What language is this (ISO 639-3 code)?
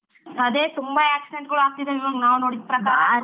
kan